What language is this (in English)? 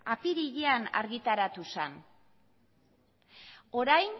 Basque